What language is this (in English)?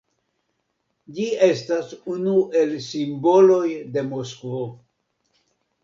Esperanto